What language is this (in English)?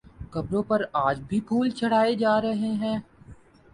Urdu